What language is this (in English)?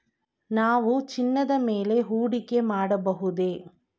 Kannada